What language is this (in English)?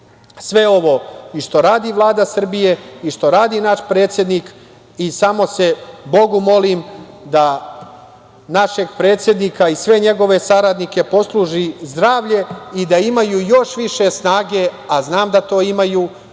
Serbian